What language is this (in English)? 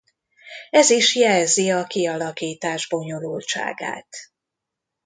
Hungarian